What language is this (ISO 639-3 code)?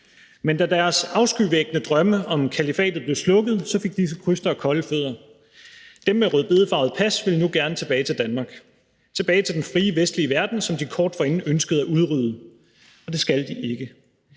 dan